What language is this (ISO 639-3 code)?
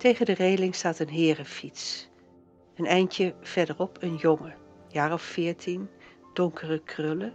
nld